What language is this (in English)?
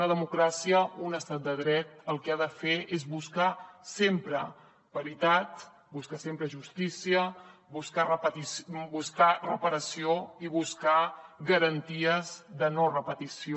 Catalan